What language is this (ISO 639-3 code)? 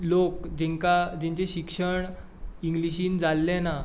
kok